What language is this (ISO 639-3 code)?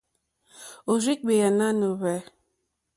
bri